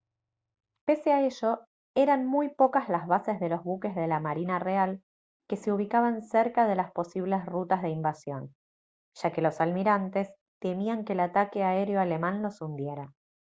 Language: Spanish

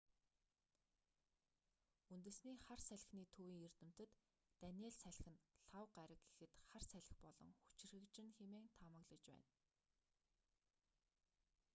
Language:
Mongolian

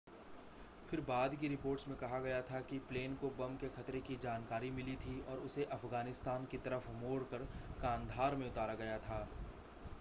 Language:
Hindi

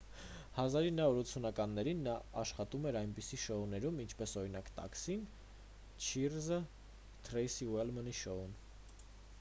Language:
Armenian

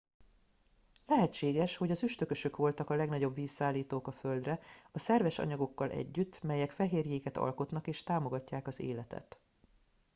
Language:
Hungarian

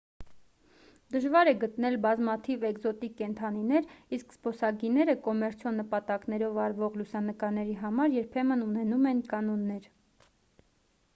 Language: Armenian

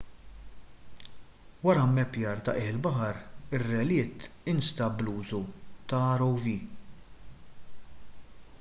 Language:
Maltese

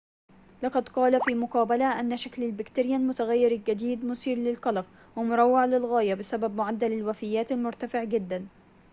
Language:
Arabic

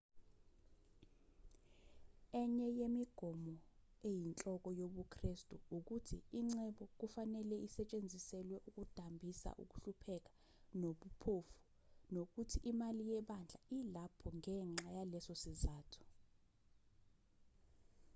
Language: Zulu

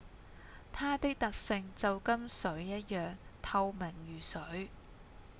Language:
Cantonese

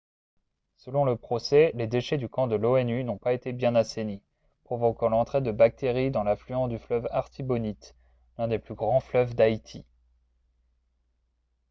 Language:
French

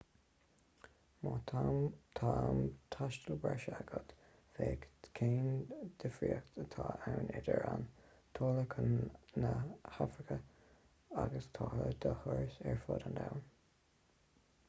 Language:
Irish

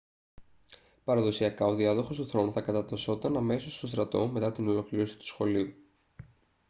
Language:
Greek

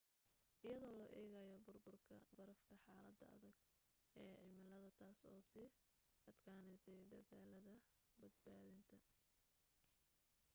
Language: Somali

